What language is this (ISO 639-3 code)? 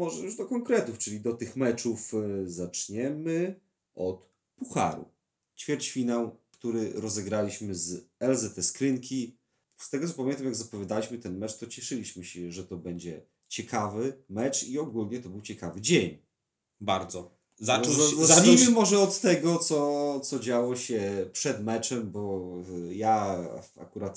pol